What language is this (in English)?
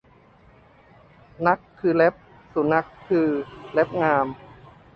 Thai